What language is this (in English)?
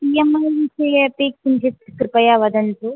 Sanskrit